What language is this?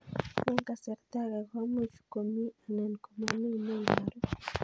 Kalenjin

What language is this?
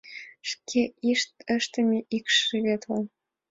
Mari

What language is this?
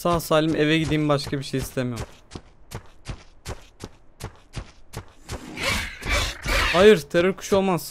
Turkish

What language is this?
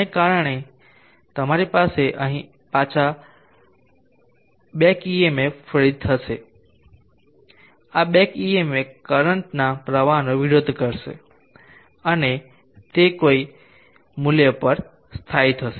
Gujarati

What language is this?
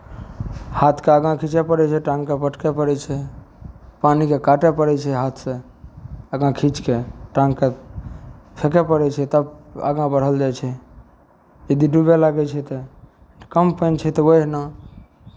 Maithili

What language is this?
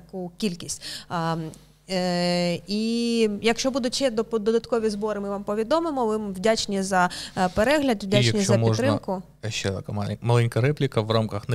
Ukrainian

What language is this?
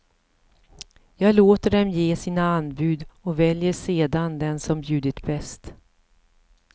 Swedish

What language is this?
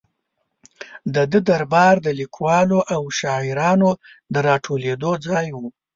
Pashto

